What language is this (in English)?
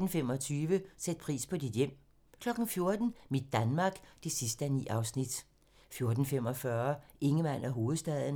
Danish